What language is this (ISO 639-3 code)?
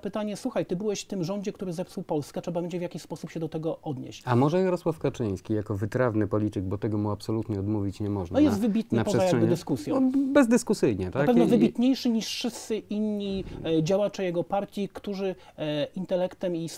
pol